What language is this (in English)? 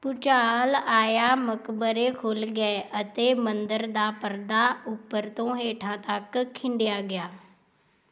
Punjabi